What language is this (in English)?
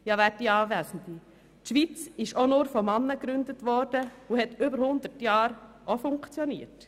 Swiss German